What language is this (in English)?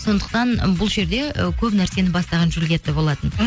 Kazakh